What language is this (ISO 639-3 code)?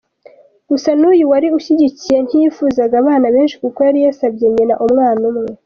kin